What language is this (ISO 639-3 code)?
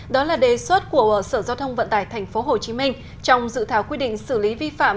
vie